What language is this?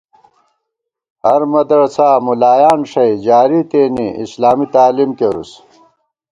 Gawar-Bati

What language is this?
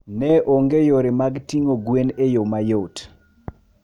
Luo (Kenya and Tanzania)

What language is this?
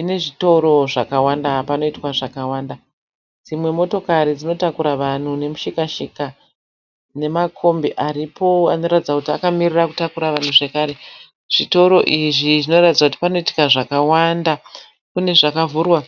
Shona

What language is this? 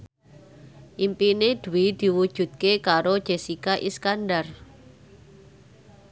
Javanese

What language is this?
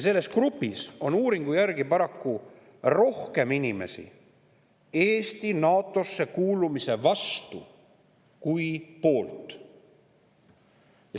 Estonian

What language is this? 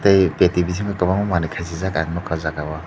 Kok Borok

